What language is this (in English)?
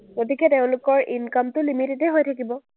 Assamese